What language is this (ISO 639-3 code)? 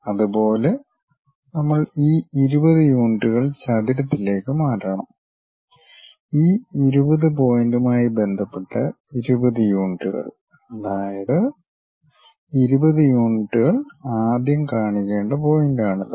mal